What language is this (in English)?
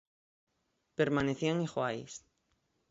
Galician